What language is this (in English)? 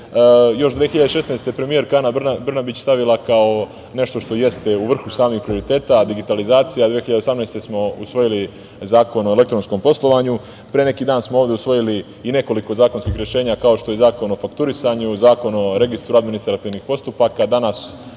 Serbian